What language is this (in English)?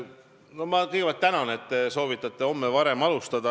Estonian